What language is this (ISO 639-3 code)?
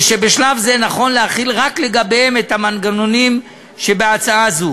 heb